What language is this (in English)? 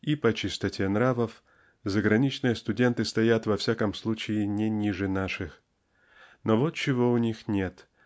Russian